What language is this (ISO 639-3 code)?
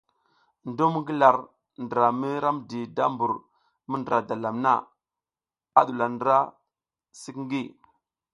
giz